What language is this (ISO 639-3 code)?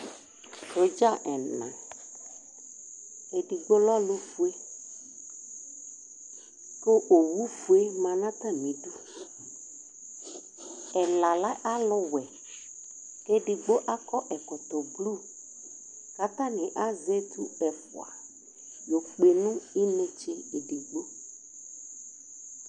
kpo